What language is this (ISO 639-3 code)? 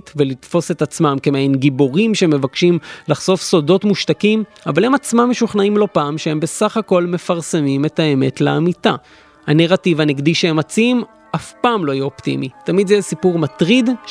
heb